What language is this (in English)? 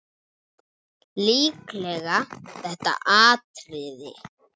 Icelandic